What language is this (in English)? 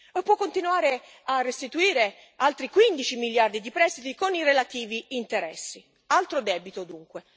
Italian